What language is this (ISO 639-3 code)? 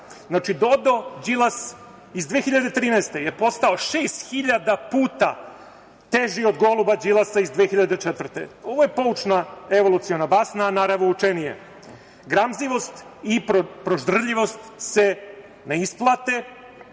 srp